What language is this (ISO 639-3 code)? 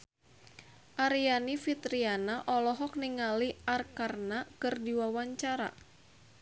sun